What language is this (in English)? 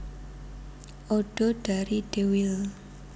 Javanese